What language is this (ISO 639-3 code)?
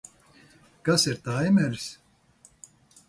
lav